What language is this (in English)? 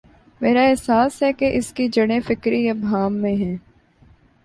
Urdu